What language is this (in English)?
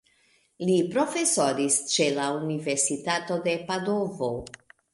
Esperanto